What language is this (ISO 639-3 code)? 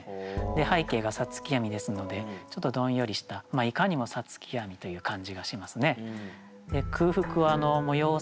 jpn